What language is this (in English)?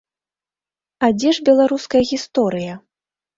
Belarusian